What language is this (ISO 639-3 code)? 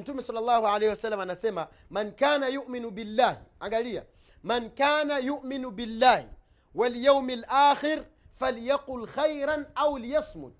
swa